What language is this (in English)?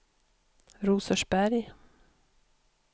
Swedish